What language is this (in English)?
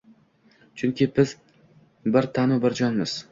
Uzbek